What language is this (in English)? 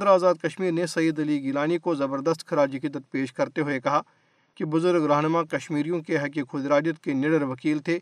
Urdu